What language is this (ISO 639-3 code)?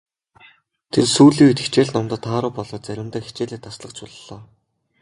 mon